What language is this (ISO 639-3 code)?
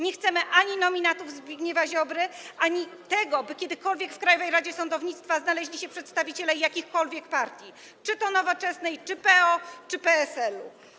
pol